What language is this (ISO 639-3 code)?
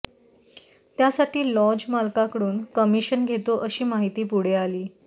mar